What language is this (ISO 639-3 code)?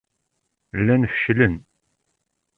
kab